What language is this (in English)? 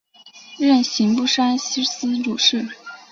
Chinese